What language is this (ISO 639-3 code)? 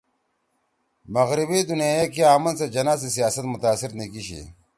trw